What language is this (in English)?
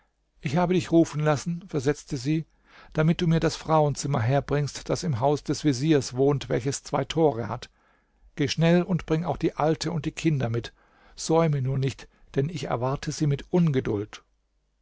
German